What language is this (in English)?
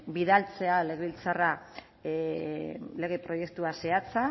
Basque